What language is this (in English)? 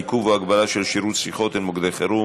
Hebrew